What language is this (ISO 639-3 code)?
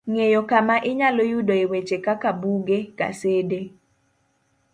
luo